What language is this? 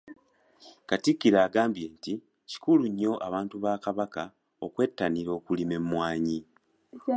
Ganda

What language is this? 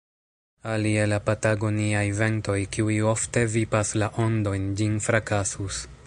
Esperanto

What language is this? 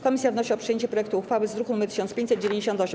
Polish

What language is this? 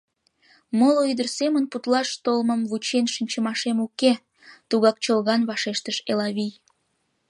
Mari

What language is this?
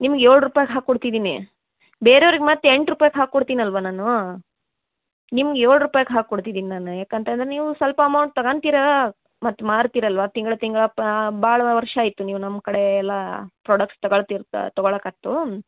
Kannada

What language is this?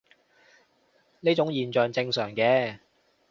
Cantonese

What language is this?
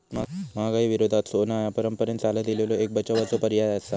Marathi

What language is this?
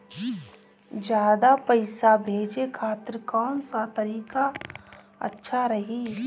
Bhojpuri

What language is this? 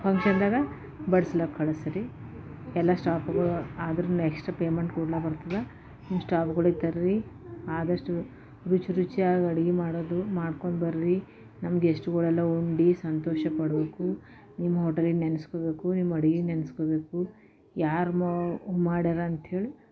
Kannada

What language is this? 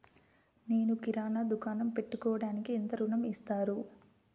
Telugu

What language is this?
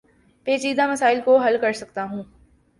Urdu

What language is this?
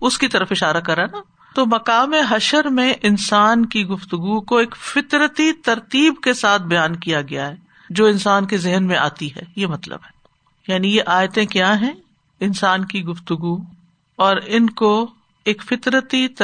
Urdu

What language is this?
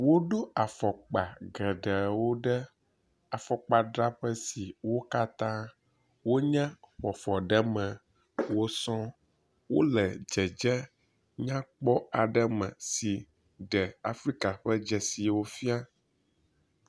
Ewe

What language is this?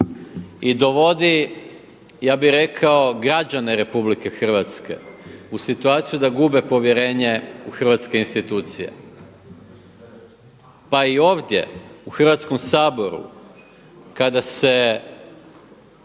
Croatian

